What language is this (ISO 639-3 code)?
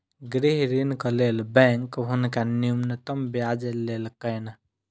mai